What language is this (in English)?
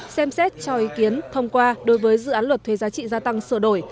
Vietnamese